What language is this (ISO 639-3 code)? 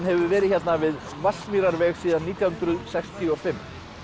isl